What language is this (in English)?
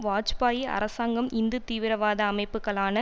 Tamil